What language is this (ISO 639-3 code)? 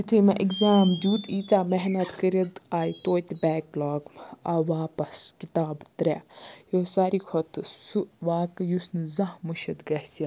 kas